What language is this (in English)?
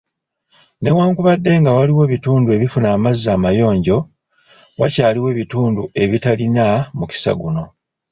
Ganda